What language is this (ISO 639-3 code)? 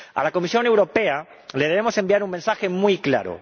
spa